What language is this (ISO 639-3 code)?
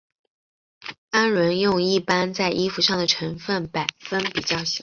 zho